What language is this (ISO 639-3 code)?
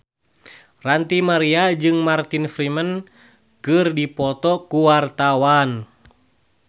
sun